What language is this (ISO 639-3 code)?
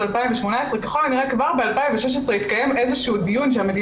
heb